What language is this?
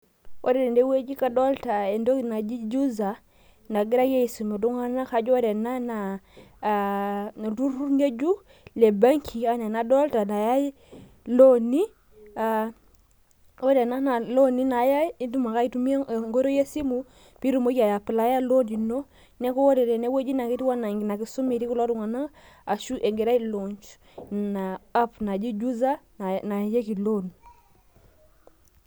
Masai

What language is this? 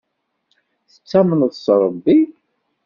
Kabyle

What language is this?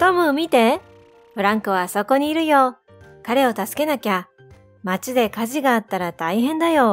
Japanese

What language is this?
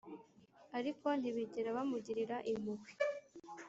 Kinyarwanda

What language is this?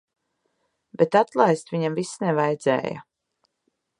Latvian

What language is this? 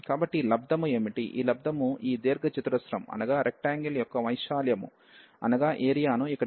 Telugu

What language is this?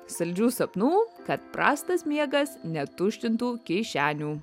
Lithuanian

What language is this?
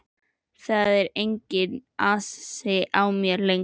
Icelandic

